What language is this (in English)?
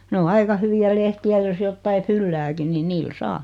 Finnish